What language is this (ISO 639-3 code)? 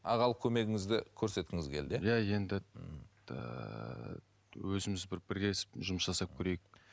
kaz